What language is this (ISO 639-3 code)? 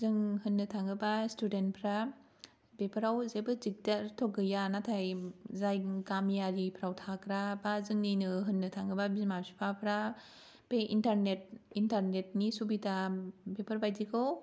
brx